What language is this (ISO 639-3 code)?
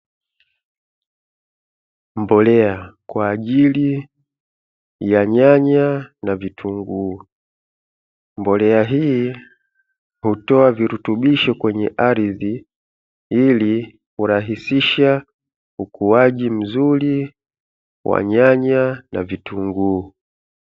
swa